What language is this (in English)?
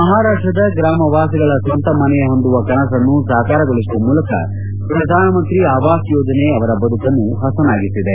Kannada